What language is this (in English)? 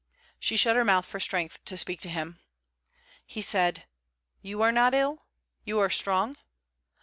English